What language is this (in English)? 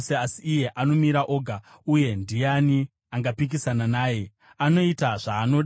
Shona